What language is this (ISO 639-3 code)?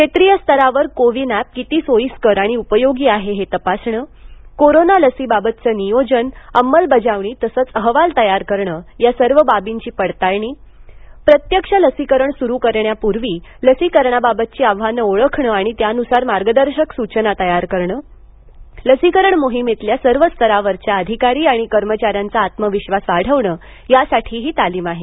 mar